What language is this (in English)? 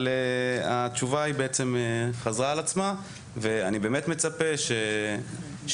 Hebrew